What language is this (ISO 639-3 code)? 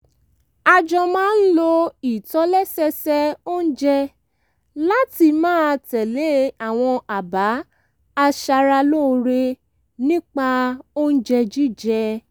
yor